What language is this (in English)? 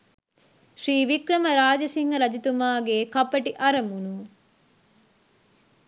Sinhala